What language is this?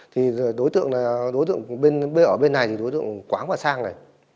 Vietnamese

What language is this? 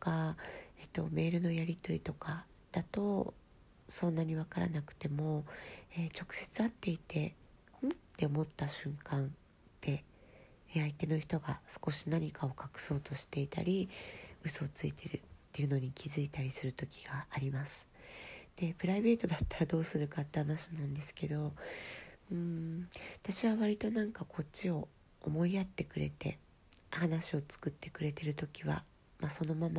Japanese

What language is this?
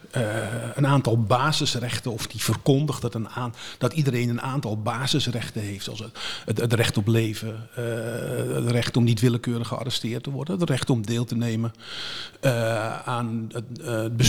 Dutch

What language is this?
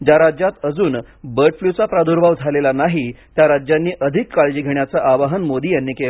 Marathi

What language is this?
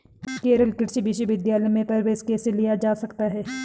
Hindi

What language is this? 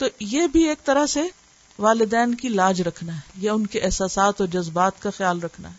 Urdu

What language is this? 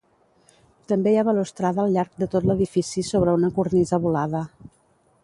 Catalan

